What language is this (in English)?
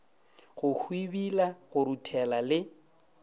Northern Sotho